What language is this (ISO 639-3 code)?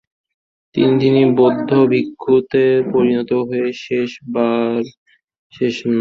ben